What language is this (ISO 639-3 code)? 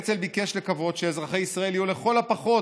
heb